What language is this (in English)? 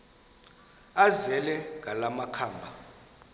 Xhosa